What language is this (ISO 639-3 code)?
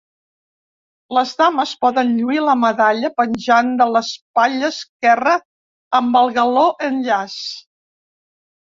cat